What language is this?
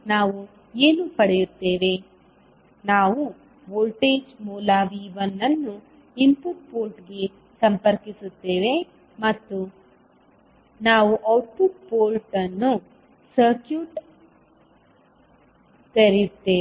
Kannada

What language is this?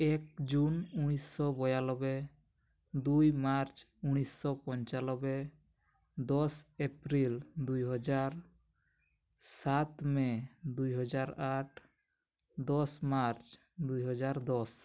Odia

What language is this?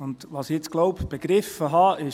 Swiss German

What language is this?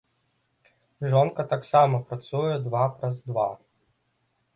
Belarusian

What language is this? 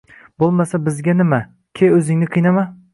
Uzbek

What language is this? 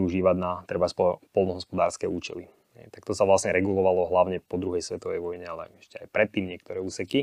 Slovak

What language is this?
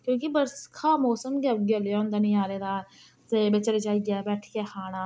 Dogri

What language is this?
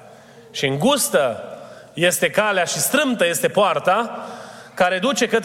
Romanian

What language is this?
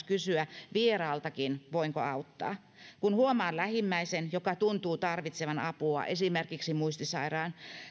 Finnish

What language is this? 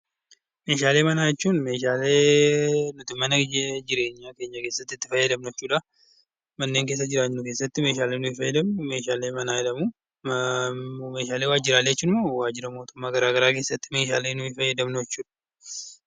Oromo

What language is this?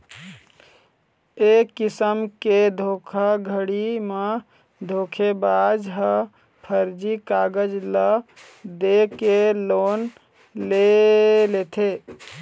Chhattisgarhi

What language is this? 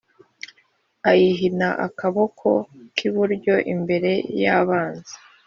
Kinyarwanda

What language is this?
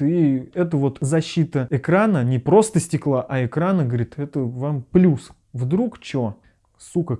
Russian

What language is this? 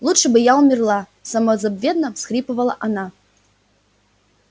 Russian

